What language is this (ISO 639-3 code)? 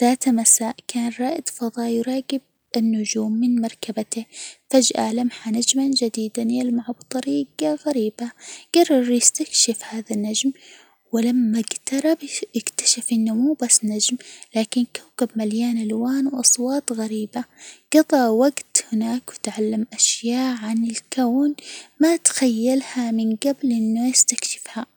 acw